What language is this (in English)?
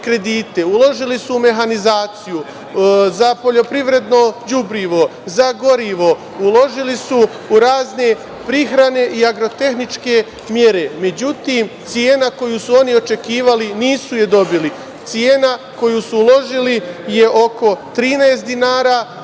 Serbian